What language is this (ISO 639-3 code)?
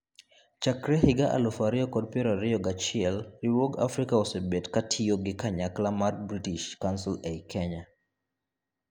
luo